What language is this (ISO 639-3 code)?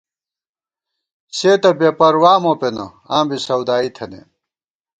gwt